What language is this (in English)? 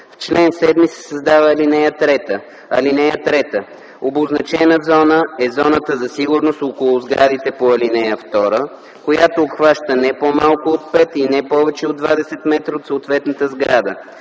Bulgarian